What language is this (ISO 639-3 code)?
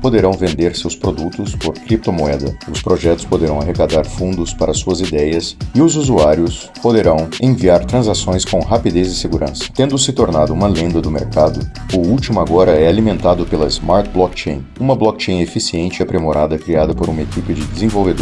por